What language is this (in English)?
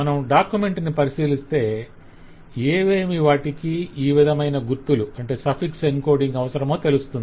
Telugu